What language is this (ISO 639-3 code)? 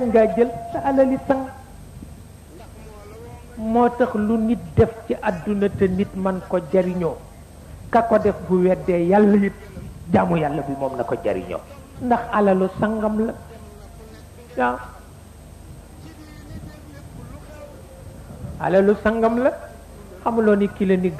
ara